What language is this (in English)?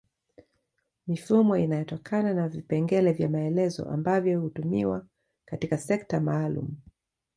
Swahili